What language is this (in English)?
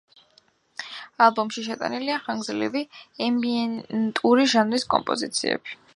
Georgian